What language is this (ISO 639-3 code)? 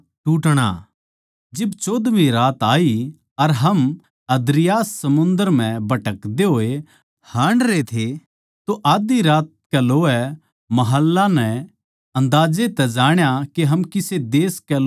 bgc